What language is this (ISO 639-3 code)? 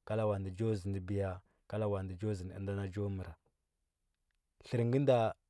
hbb